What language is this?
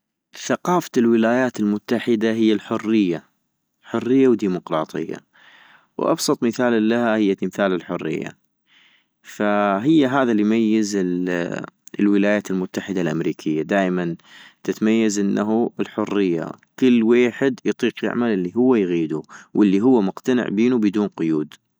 North Mesopotamian Arabic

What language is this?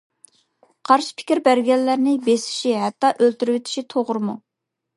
Uyghur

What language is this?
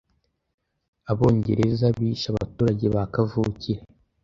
Kinyarwanda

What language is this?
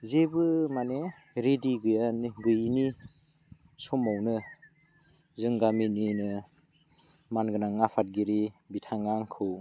Bodo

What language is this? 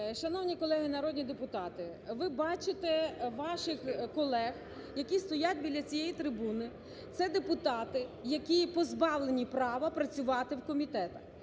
Ukrainian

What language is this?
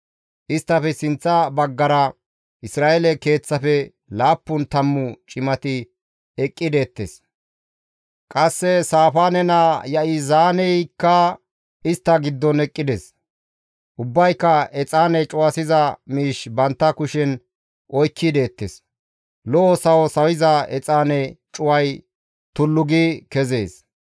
Gamo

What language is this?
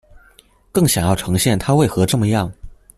Chinese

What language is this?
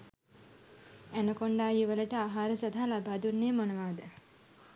Sinhala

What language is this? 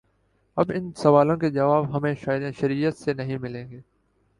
Urdu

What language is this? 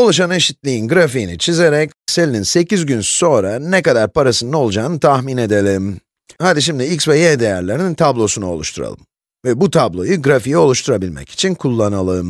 Turkish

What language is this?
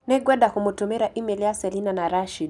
Kikuyu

